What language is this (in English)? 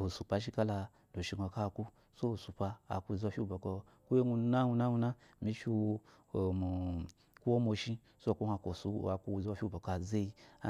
Eloyi